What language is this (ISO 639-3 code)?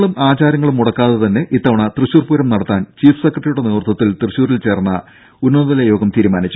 mal